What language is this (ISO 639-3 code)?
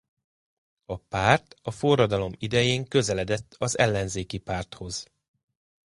hun